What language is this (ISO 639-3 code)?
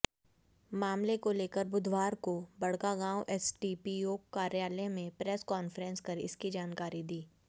hin